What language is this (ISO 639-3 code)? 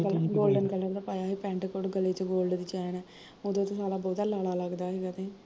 pan